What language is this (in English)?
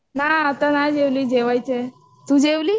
Marathi